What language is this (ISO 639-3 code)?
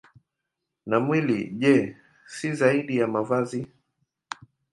swa